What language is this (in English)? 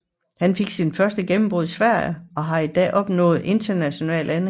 Danish